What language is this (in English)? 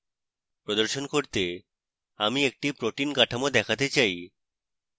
Bangla